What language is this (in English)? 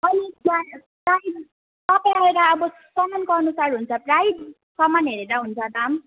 Nepali